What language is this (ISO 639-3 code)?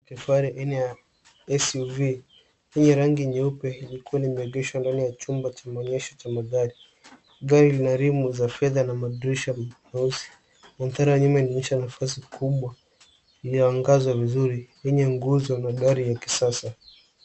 swa